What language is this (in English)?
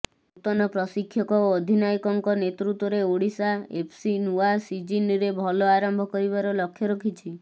Odia